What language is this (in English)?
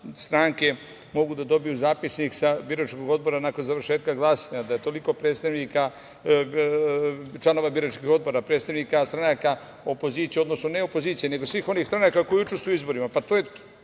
Serbian